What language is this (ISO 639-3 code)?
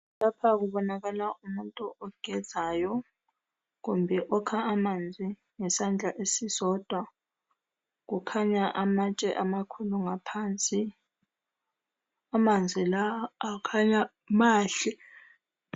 nde